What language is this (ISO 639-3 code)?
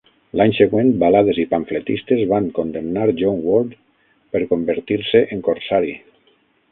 cat